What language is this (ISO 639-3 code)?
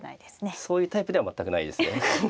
jpn